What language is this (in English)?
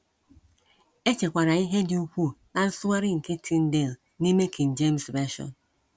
Igbo